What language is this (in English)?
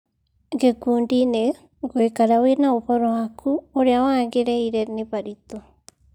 Kikuyu